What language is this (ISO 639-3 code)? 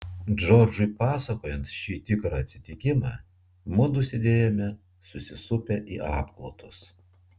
lit